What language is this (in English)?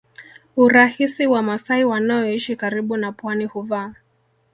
Swahili